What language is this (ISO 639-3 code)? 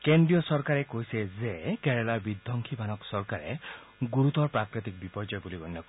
asm